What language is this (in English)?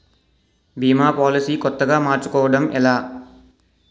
Telugu